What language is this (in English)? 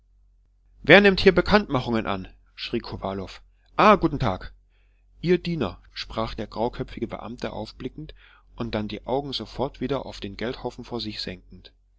German